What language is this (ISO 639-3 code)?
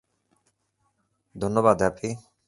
ben